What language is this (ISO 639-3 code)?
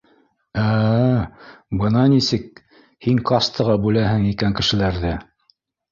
bak